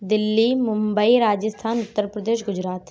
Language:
Urdu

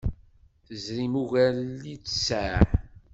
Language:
Kabyle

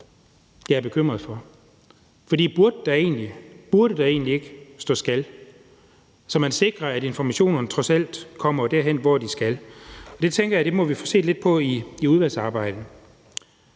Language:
Danish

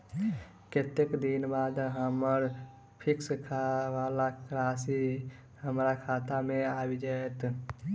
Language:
Maithili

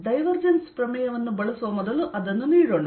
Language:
Kannada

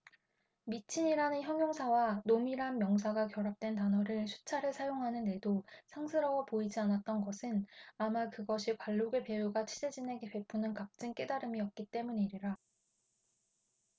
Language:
Korean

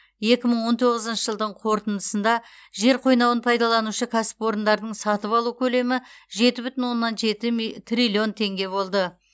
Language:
Kazakh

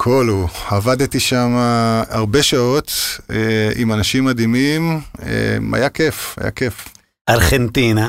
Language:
Hebrew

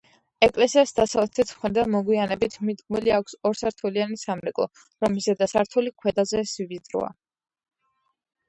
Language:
Georgian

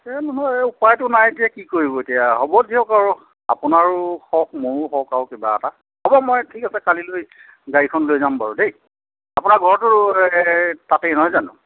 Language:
Assamese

